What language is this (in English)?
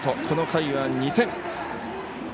Japanese